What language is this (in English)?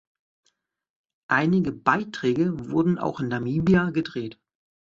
German